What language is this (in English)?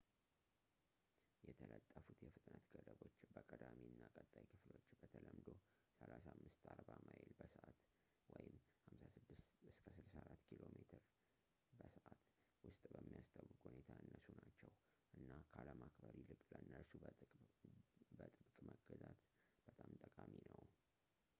Amharic